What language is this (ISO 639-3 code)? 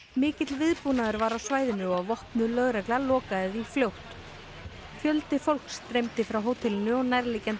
isl